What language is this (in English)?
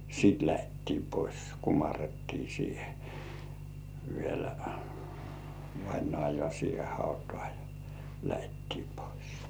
Finnish